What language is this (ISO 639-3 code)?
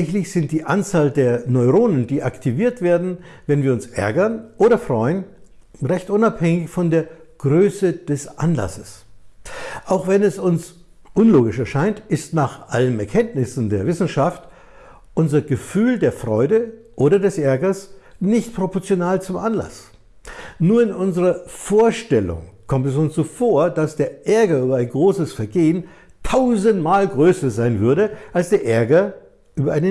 deu